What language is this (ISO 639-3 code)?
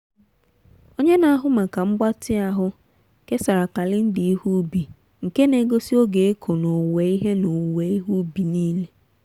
ibo